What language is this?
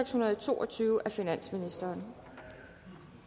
Danish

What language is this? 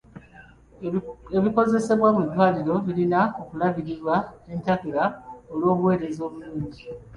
Ganda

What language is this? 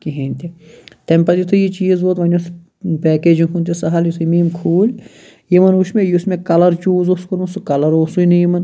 Kashmiri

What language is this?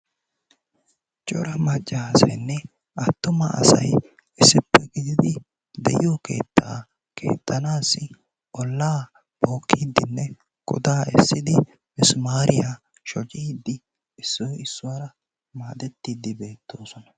Wolaytta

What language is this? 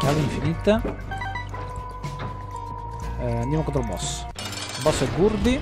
Italian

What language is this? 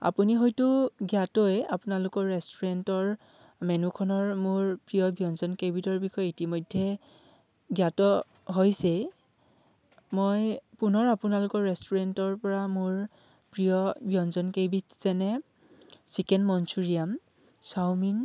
Assamese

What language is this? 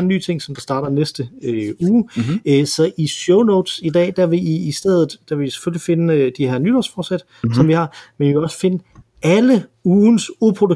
Danish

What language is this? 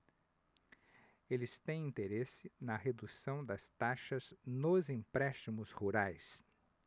Portuguese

